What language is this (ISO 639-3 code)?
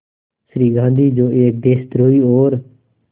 hin